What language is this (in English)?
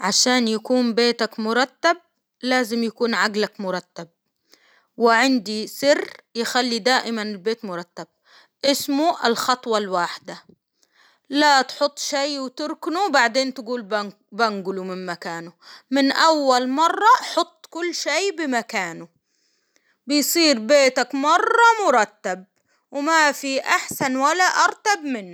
Hijazi Arabic